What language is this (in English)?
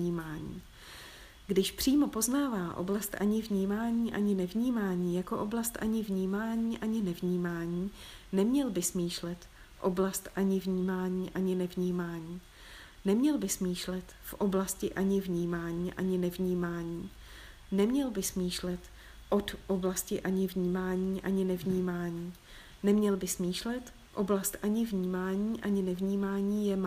Czech